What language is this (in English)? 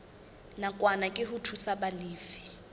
Southern Sotho